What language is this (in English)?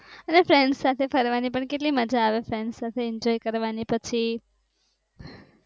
Gujarati